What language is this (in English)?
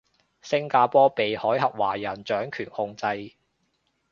Cantonese